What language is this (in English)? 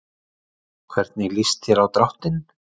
Icelandic